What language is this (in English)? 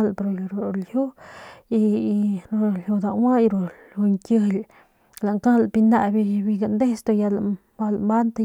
Northern Pame